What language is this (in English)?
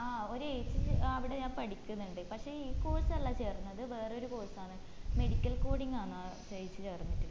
Malayalam